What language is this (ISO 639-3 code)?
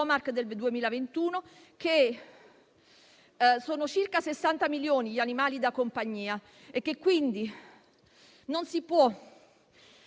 ita